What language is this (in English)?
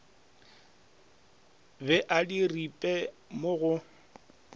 Northern Sotho